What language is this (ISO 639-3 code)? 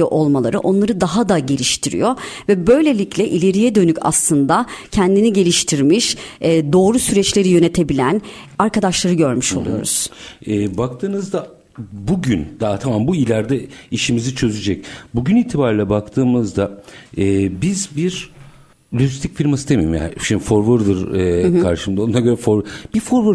tur